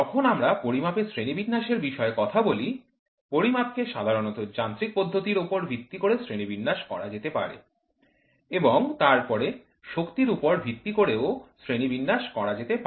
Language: Bangla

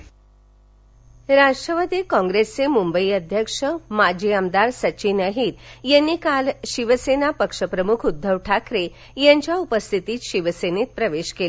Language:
Marathi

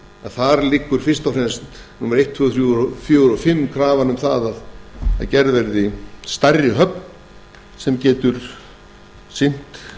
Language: Icelandic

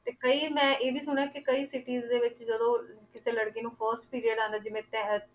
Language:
Punjabi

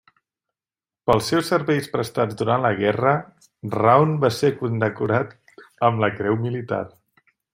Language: Catalan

